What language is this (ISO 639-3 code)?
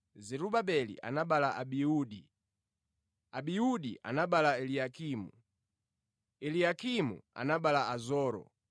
nya